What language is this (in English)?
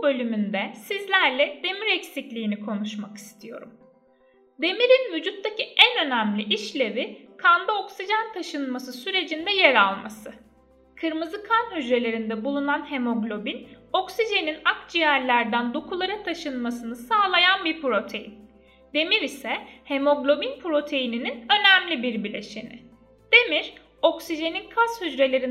Turkish